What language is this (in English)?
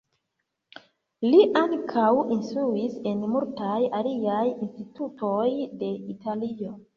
Esperanto